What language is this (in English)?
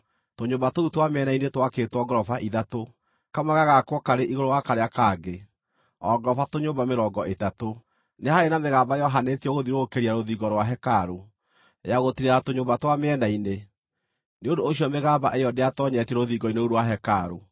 Kikuyu